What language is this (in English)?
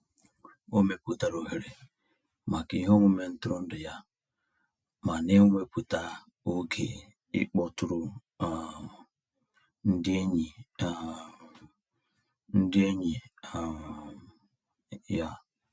Igbo